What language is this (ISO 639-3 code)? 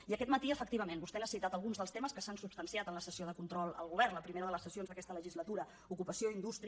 cat